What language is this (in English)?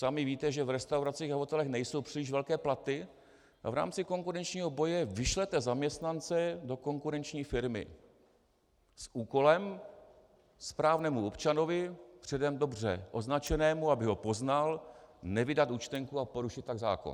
Czech